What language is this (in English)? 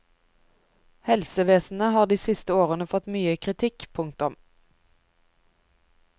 Norwegian